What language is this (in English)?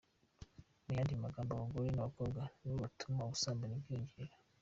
Kinyarwanda